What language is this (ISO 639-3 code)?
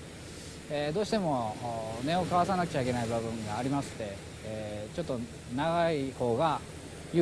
jpn